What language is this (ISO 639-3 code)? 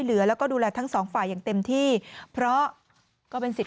tha